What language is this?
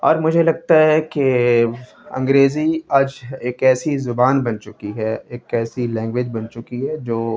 Urdu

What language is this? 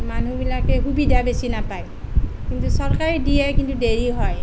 Assamese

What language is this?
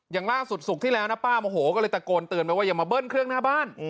Thai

